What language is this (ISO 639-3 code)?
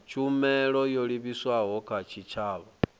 ven